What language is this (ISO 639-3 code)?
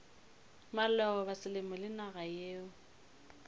nso